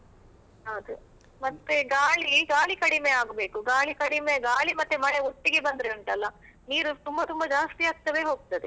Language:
Kannada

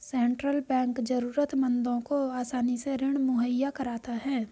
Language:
Hindi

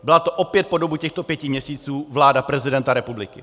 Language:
Czech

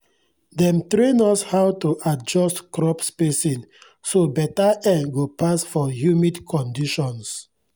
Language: Nigerian Pidgin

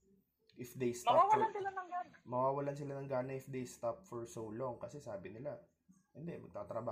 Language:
Filipino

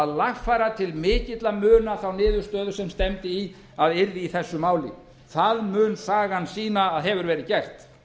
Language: Icelandic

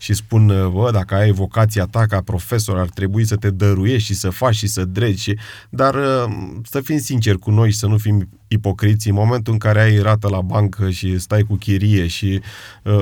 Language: Romanian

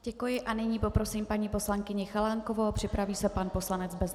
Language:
Czech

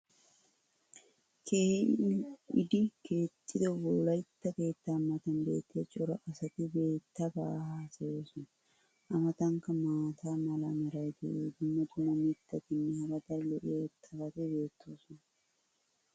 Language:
Wolaytta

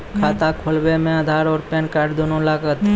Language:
Maithili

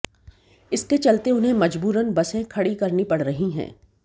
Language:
Hindi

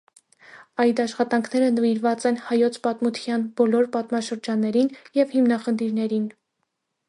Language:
Armenian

